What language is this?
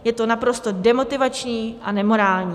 Czech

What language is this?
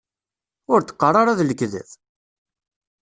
Kabyle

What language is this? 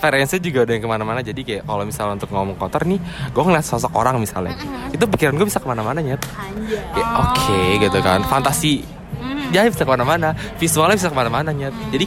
Indonesian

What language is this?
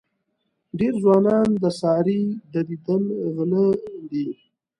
Pashto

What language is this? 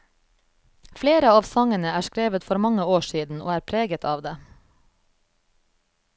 Norwegian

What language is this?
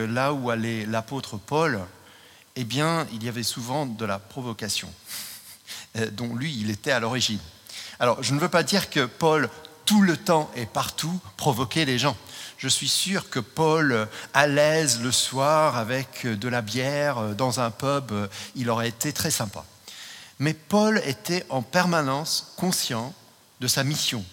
French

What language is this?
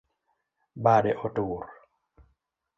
Luo (Kenya and Tanzania)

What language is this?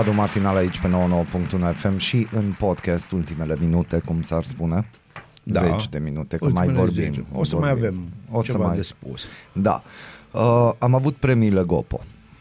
Romanian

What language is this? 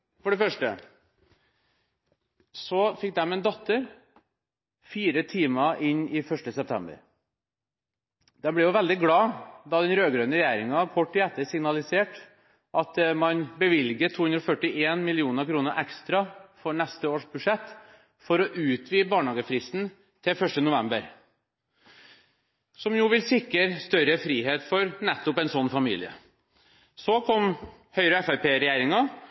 Norwegian Bokmål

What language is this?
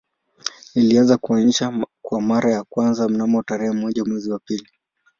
Swahili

